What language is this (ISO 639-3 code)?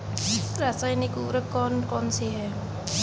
hin